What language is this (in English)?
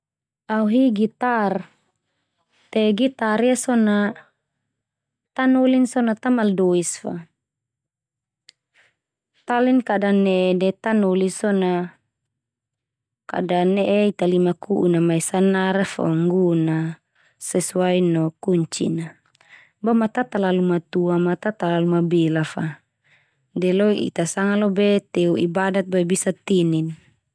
Termanu